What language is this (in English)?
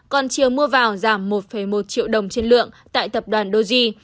Vietnamese